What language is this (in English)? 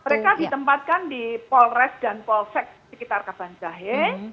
Indonesian